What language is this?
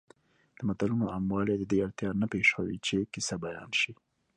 Pashto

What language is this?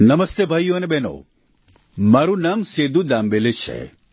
Gujarati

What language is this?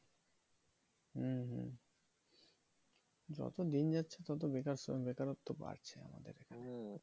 Bangla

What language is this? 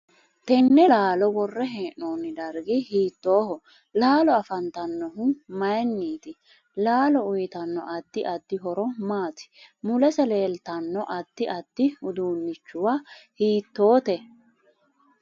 Sidamo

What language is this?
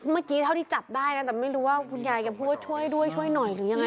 Thai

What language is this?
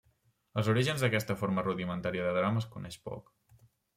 Catalan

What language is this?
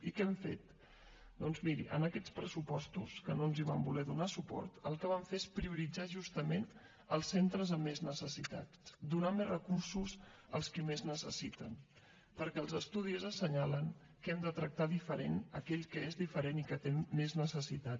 Catalan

